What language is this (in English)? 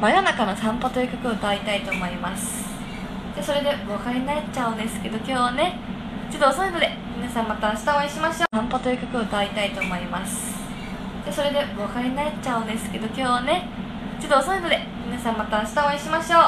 Japanese